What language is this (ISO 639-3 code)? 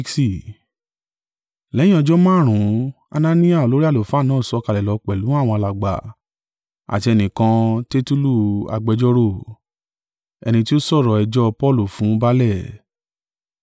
yor